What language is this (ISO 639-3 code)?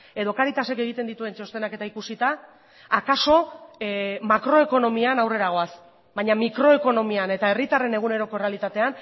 eus